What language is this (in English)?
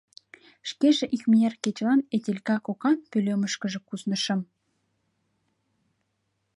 Mari